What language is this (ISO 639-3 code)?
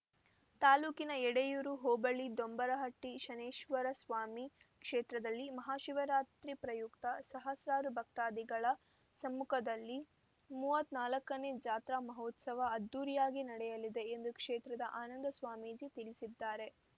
kan